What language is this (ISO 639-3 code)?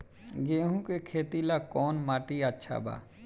bho